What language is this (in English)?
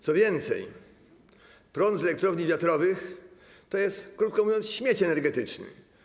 Polish